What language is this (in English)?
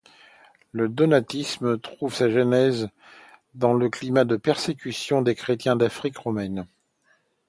French